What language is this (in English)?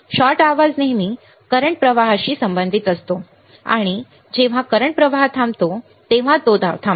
Marathi